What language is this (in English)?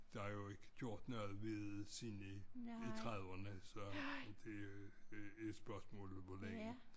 Danish